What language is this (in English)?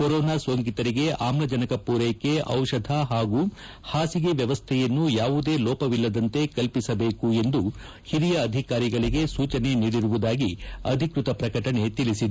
Kannada